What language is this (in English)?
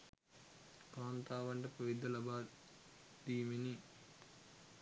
Sinhala